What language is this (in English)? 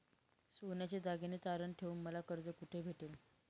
Marathi